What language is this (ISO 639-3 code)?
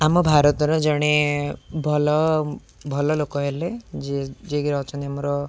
ori